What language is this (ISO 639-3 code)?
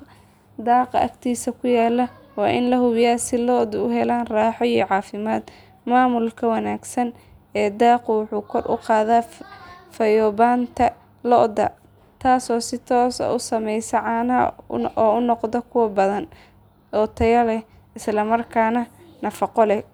som